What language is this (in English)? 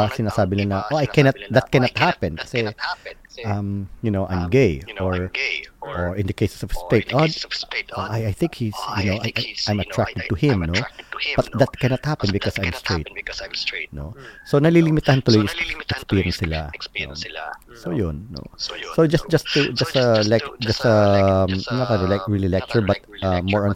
Filipino